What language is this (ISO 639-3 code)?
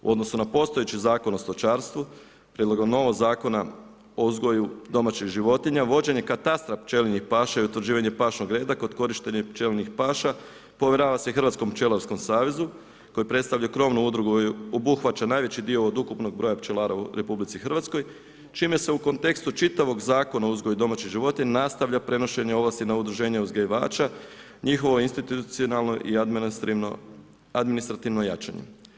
hrv